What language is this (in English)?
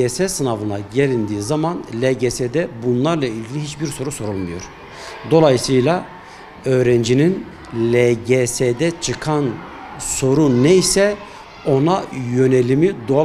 Turkish